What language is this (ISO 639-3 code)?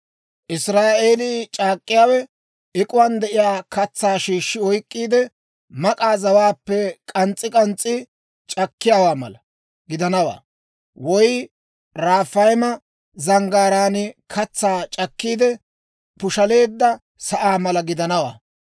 dwr